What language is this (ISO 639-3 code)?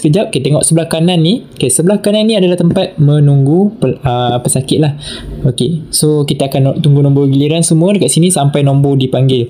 msa